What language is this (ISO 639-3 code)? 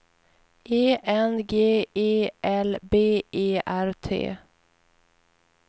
swe